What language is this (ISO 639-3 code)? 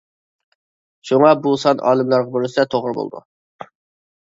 uig